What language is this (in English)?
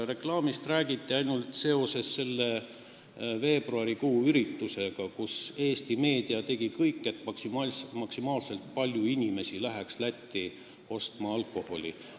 Estonian